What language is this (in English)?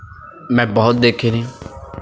Punjabi